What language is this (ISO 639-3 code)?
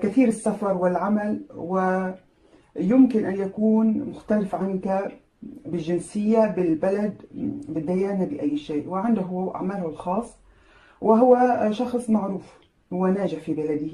ara